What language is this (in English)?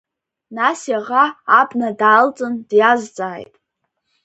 Abkhazian